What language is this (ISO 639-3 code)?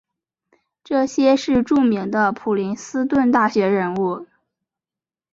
zho